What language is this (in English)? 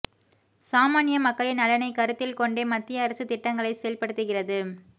Tamil